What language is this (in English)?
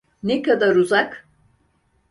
Turkish